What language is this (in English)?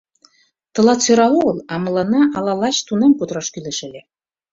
Mari